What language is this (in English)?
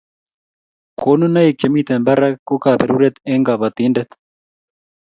Kalenjin